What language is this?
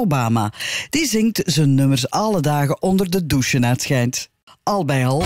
Dutch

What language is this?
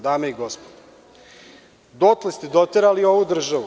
Serbian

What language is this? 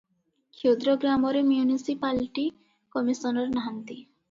Odia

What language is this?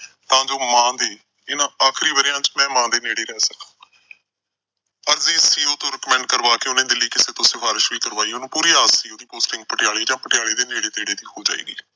Punjabi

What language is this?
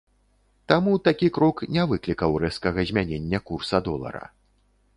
Belarusian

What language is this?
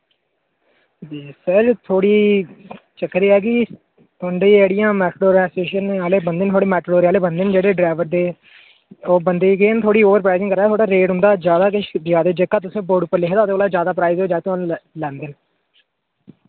Dogri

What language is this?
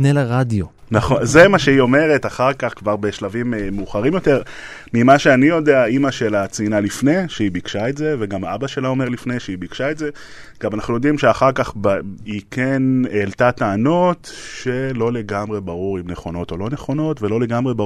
Hebrew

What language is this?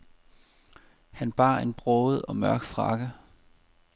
Danish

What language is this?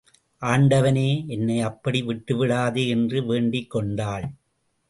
Tamil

